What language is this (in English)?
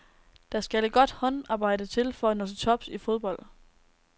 Danish